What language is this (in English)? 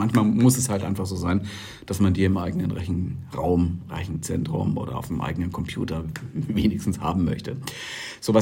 German